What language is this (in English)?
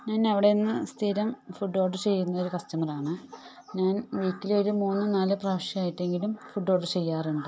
Malayalam